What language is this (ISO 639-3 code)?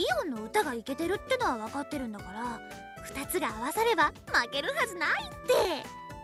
jpn